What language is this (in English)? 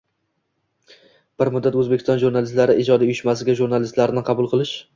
Uzbek